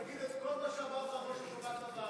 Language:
Hebrew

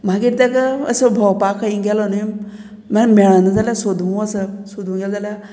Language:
Konkani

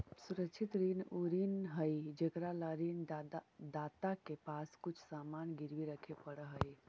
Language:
Magahi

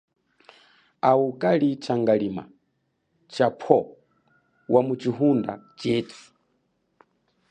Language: Chokwe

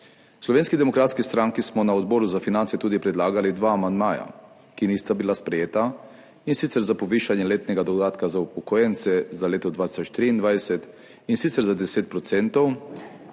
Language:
Slovenian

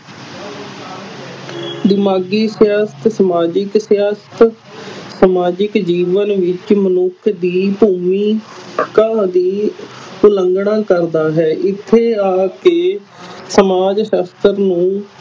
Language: Punjabi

